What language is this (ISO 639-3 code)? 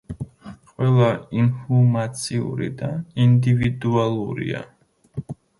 kat